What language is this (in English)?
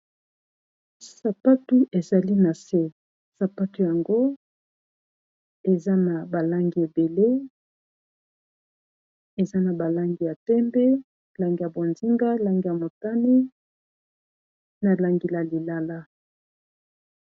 Lingala